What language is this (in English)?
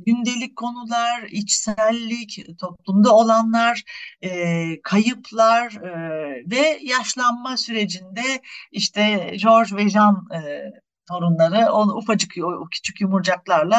Turkish